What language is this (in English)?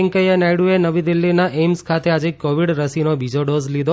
Gujarati